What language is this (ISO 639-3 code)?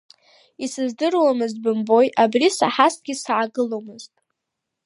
abk